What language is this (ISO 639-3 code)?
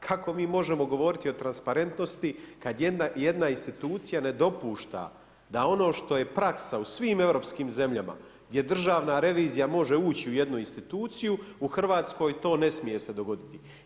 hrv